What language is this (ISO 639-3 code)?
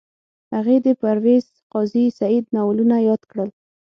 pus